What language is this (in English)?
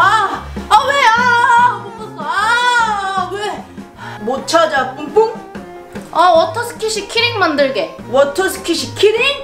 Korean